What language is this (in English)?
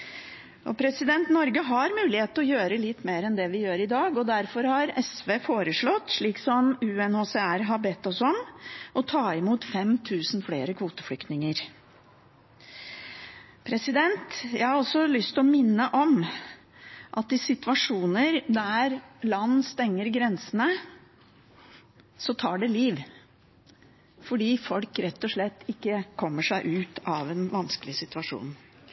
Norwegian Bokmål